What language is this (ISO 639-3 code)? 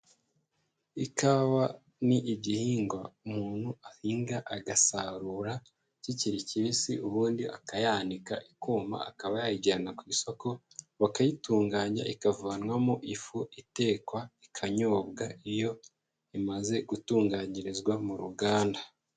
kin